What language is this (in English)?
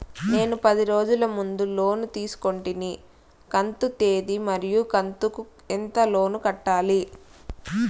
Telugu